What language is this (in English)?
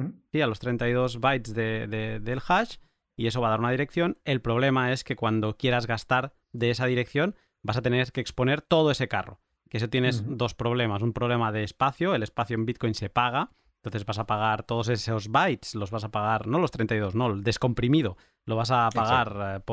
Spanish